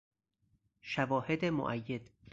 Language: Persian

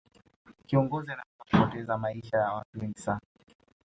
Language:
Swahili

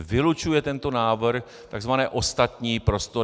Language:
Czech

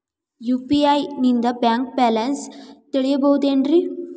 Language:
Kannada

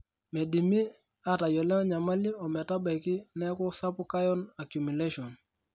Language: Masai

